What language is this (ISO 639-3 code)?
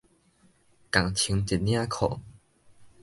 nan